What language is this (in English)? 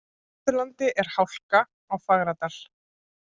Icelandic